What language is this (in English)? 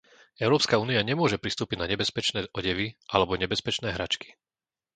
Slovak